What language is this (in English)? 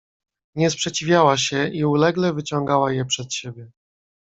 Polish